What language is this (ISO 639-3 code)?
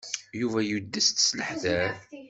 kab